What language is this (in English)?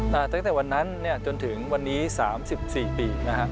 Thai